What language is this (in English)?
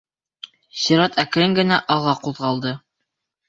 Bashkir